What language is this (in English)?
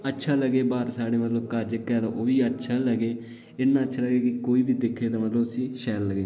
Dogri